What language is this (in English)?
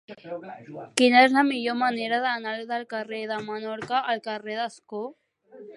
Catalan